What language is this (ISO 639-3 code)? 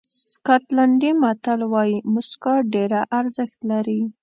pus